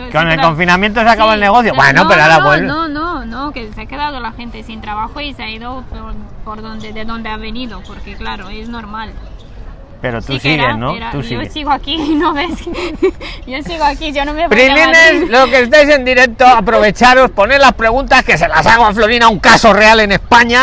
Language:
Spanish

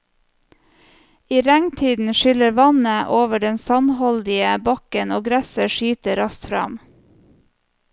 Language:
Norwegian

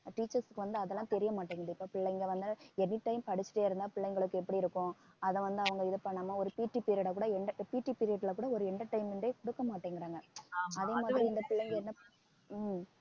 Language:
Tamil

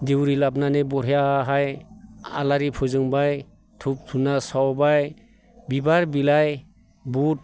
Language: Bodo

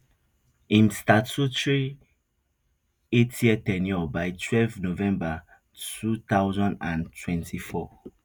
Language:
Nigerian Pidgin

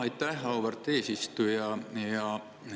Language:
Estonian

